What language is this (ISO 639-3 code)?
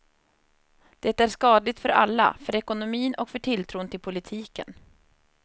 swe